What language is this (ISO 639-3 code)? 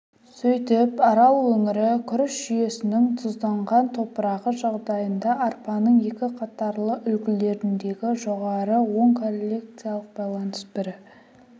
kaz